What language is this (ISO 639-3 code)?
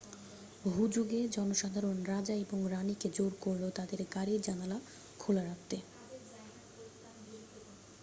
ben